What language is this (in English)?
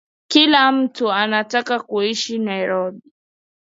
Swahili